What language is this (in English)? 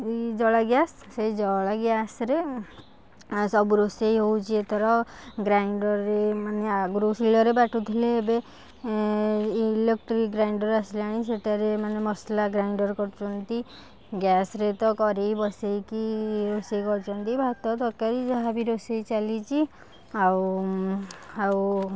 Odia